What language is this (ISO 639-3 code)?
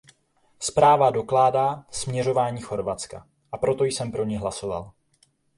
ces